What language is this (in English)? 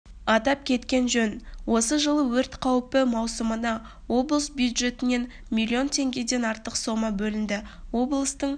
Kazakh